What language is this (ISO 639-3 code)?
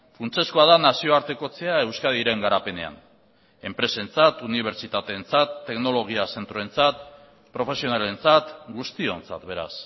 eus